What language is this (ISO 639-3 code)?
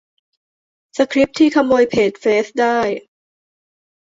tha